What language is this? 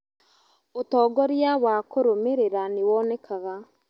Kikuyu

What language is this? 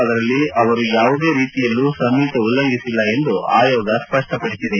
Kannada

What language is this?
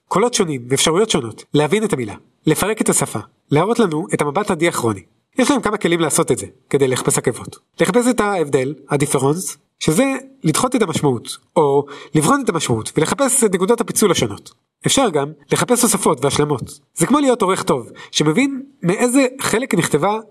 Hebrew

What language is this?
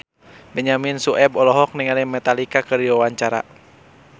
Sundanese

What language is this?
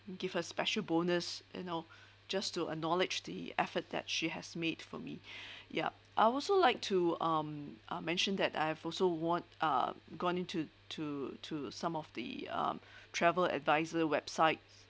English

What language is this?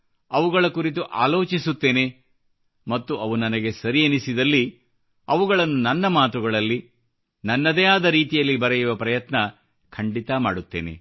Kannada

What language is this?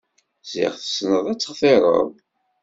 Kabyle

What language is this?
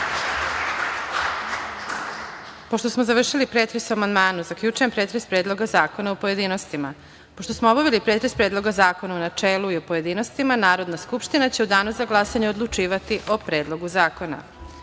Serbian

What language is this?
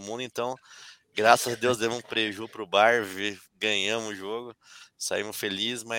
Portuguese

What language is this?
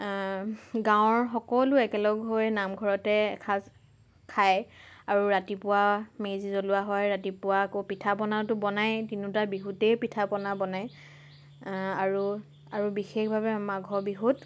Assamese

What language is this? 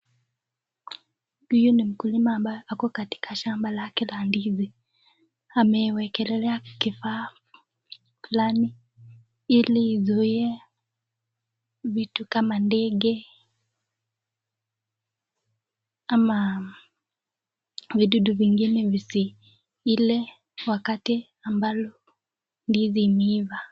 Swahili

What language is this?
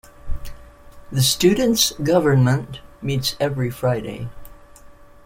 English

